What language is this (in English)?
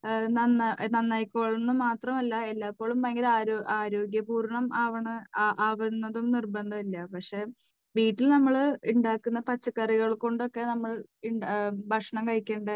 Malayalam